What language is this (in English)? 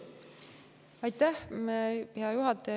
Estonian